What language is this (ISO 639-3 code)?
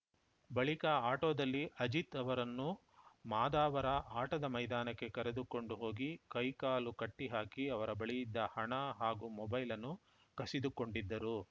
kan